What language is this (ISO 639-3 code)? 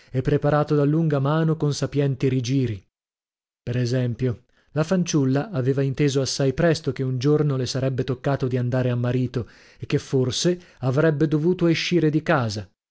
ita